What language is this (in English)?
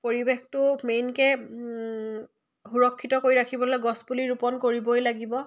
Assamese